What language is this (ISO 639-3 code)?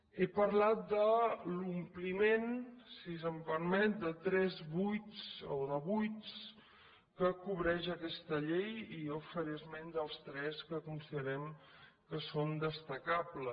cat